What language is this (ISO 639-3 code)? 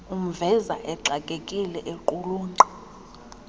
xho